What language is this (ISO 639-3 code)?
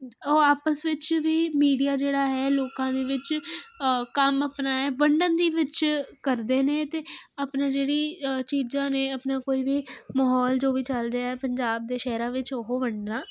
pan